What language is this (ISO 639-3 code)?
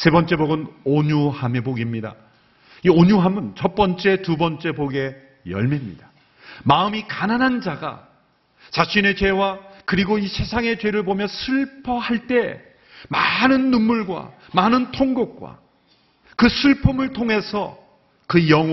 kor